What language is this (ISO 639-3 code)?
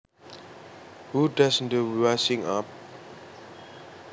jav